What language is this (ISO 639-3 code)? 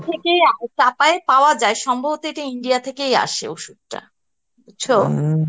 ben